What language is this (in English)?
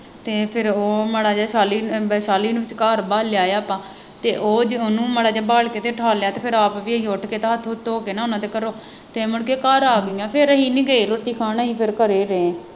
Punjabi